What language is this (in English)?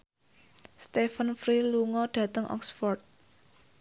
Javanese